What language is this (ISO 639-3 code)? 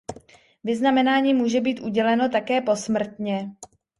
ces